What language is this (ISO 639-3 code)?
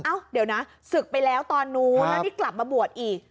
tha